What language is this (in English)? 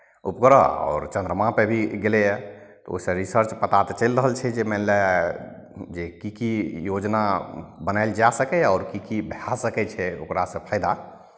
Maithili